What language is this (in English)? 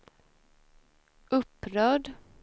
Swedish